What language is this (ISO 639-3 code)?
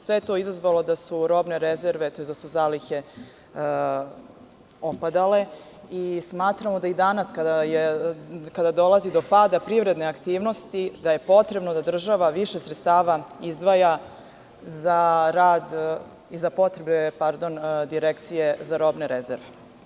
srp